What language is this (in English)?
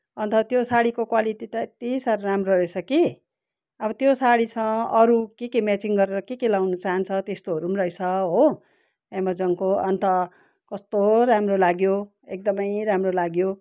Nepali